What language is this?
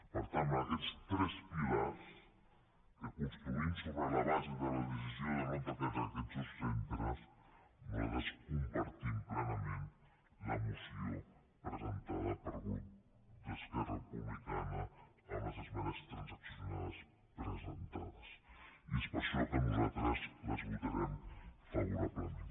Catalan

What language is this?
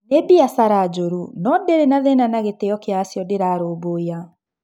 Kikuyu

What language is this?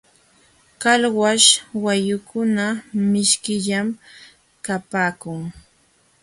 Jauja Wanca Quechua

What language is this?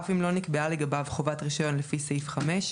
Hebrew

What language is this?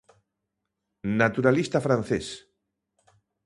Galician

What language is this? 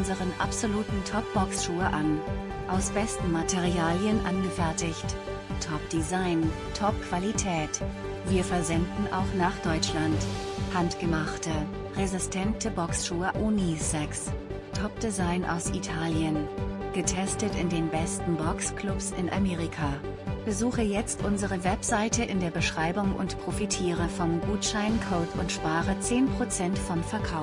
German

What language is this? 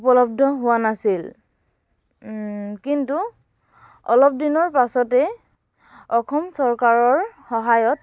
Assamese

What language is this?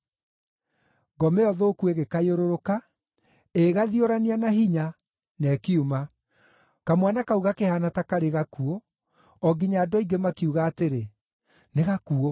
Kikuyu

